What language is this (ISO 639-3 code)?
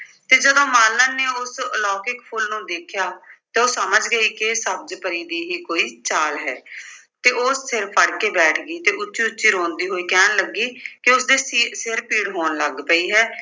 pan